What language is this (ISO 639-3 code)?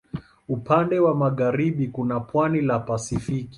swa